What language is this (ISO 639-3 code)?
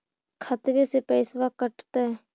mag